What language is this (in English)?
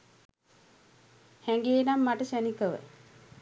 Sinhala